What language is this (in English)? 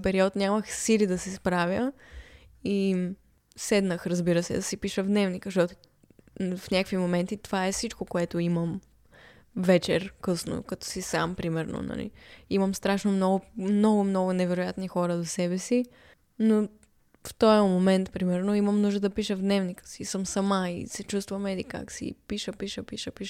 Bulgarian